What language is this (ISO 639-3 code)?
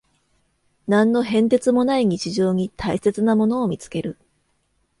jpn